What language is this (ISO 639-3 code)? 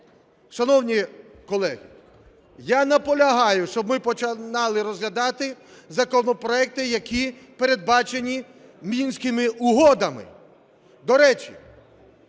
ukr